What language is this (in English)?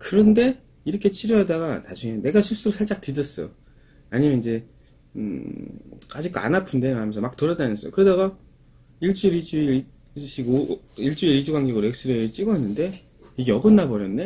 Korean